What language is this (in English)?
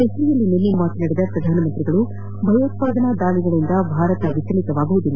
Kannada